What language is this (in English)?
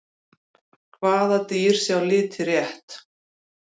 Icelandic